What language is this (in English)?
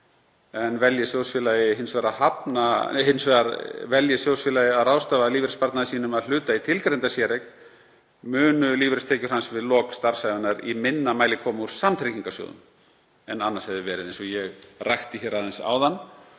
Icelandic